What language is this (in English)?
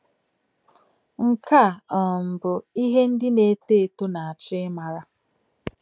Igbo